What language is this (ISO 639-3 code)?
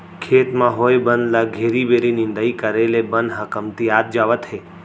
hne